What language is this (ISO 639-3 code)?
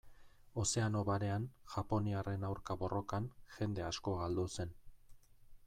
eus